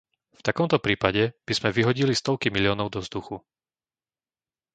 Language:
Slovak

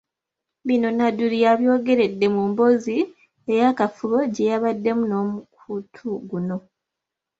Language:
Ganda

